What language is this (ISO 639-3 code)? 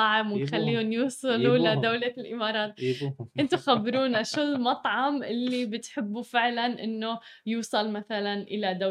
ara